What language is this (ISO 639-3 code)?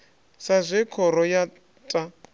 ven